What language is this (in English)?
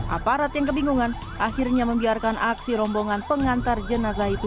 Indonesian